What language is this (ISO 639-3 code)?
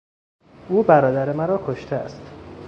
fas